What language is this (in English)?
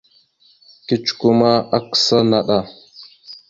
Mada (Cameroon)